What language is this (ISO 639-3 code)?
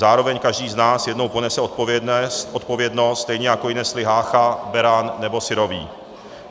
ces